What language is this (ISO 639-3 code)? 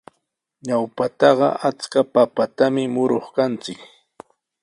qws